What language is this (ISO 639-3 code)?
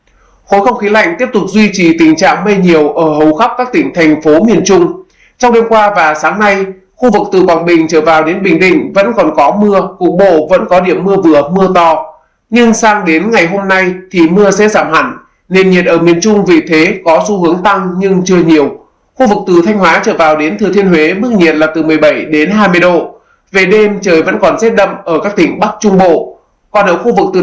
vie